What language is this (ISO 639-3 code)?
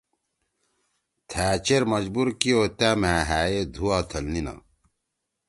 trw